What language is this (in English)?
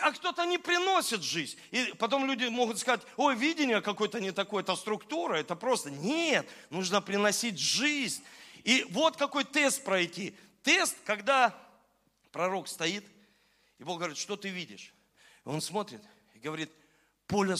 Russian